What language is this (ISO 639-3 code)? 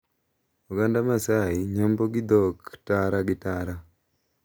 luo